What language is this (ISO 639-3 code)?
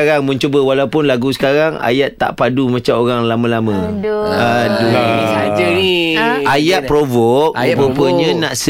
msa